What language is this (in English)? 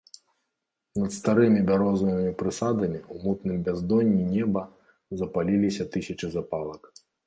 Belarusian